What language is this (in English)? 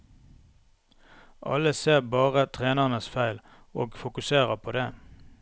Norwegian